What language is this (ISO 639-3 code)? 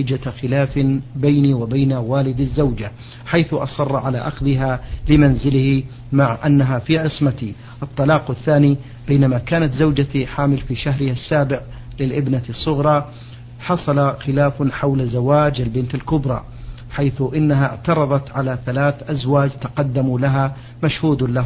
ara